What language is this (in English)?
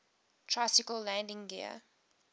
English